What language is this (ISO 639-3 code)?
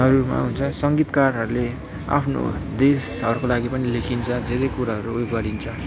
nep